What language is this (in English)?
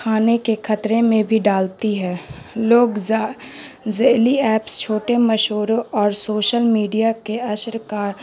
Urdu